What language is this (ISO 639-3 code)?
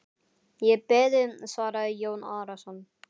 isl